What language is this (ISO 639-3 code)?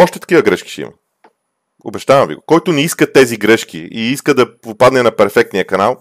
bul